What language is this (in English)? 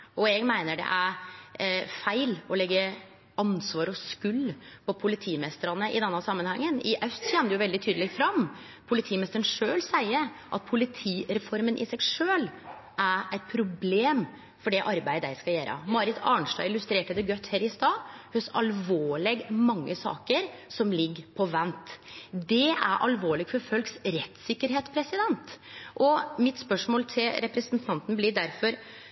Norwegian Nynorsk